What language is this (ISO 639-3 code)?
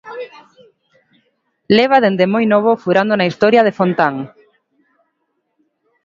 glg